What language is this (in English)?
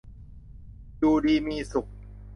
Thai